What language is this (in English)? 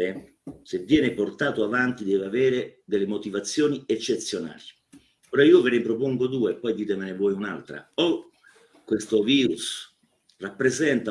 Italian